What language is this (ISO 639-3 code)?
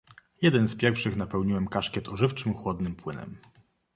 pol